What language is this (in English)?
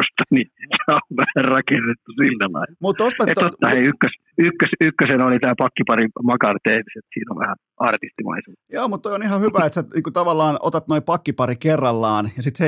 Finnish